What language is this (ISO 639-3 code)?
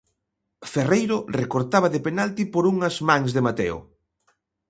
glg